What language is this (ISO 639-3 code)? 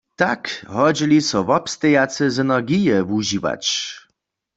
hsb